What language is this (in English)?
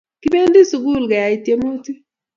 Kalenjin